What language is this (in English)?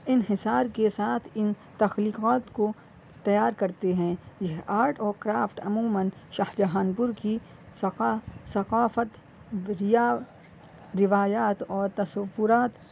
Urdu